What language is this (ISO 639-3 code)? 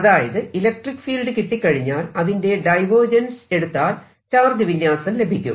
mal